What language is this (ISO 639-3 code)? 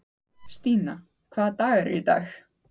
isl